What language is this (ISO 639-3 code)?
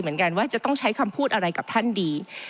tha